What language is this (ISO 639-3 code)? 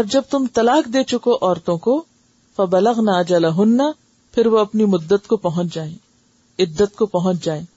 urd